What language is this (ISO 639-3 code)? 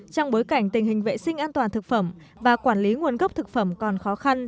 vie